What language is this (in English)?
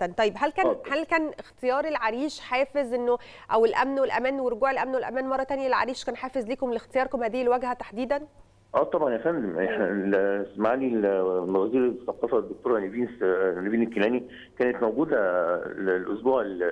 Arabic